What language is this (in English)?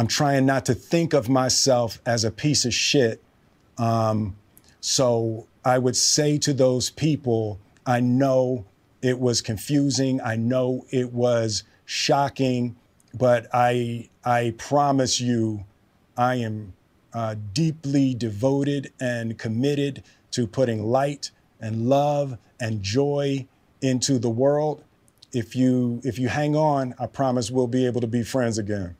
Danish